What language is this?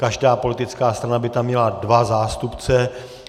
Czech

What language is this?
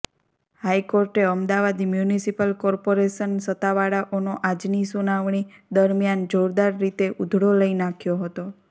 Gujarati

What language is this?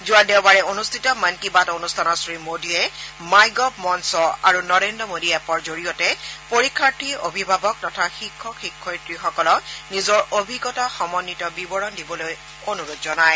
Assamese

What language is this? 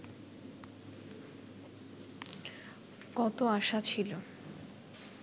Bangla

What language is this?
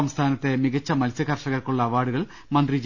Malayalam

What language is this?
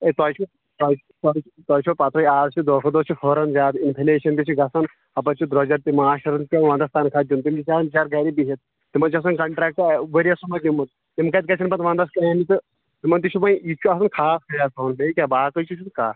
Kashmiri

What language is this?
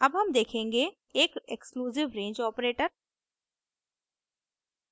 Hindi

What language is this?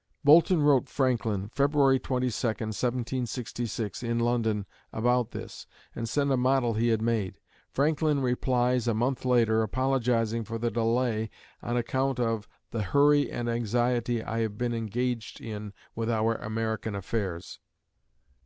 English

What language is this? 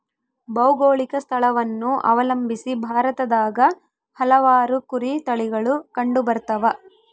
Kannada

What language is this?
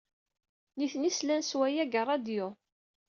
Kabyle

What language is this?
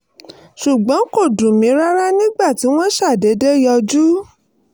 Yoruba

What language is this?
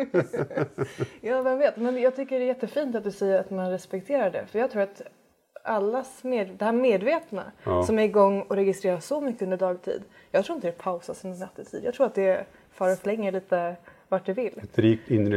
Swedish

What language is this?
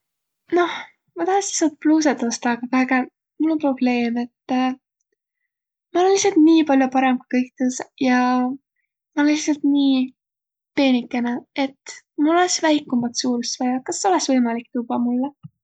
Võro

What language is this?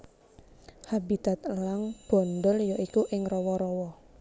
Javanese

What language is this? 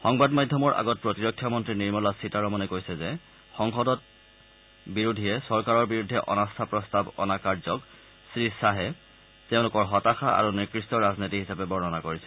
Assamese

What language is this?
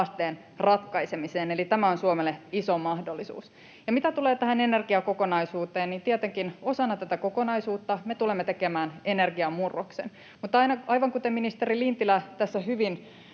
Finnish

